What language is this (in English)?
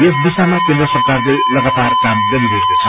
Nepali